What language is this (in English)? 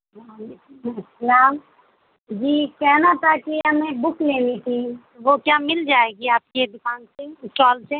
Urdu